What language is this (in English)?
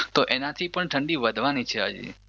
Gujarati